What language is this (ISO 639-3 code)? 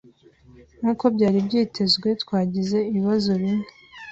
kin